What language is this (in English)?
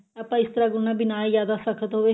Punjabi